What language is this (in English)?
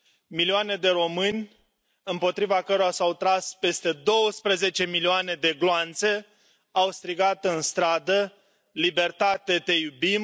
Romanian